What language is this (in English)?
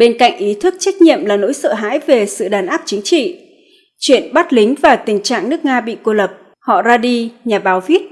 Vietnamese